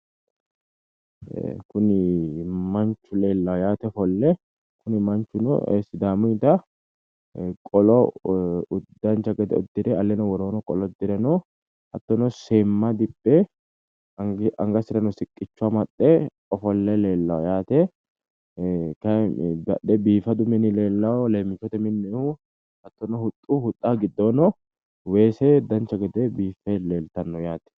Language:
Sidamo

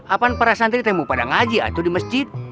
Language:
Indonesian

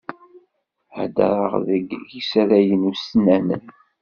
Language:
Kabyle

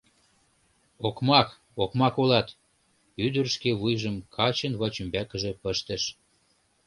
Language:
Mari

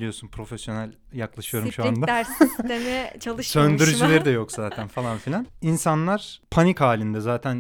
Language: Turkish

